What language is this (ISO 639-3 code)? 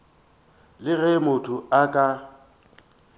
nso